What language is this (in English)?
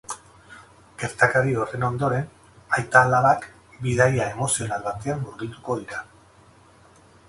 Basque